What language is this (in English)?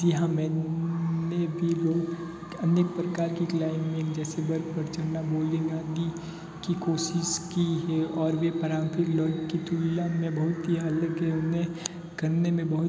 Hindi